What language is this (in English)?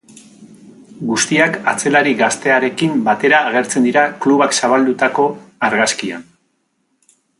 Basque